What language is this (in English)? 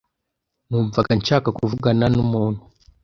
Kinyarwanda